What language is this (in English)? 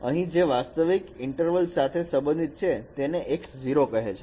Gujarati